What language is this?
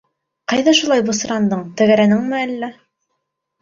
Bashkir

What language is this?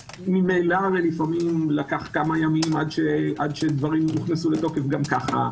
Hebrew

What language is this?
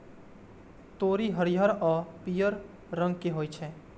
Maithili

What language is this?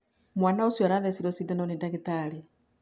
Kikuyu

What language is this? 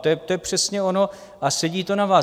Czech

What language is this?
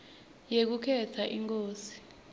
Swati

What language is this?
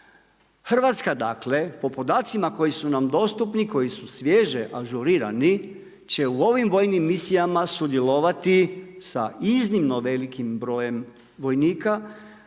Croatian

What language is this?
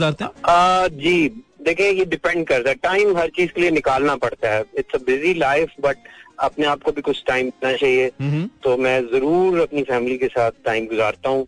Hindi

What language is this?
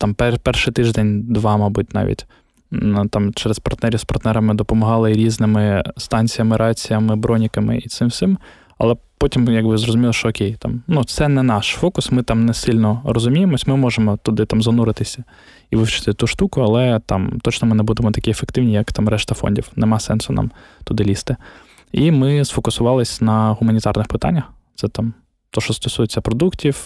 Ukrainian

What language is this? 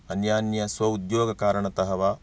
Sanskrit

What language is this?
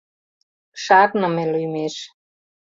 Mari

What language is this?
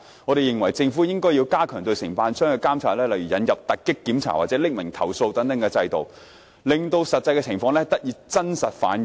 Cantonese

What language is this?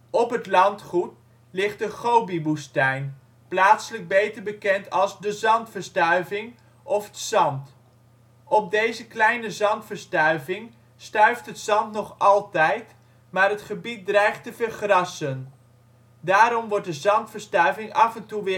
Dutch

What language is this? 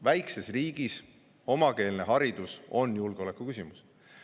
Estonian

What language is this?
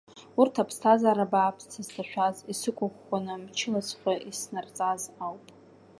Abkhazian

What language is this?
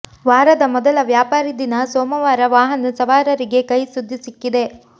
Kannada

